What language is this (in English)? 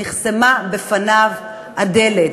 Hebrew